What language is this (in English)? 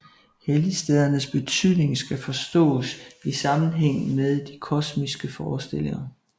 Danish